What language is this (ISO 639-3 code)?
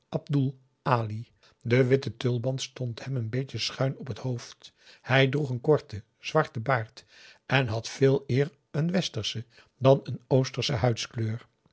nld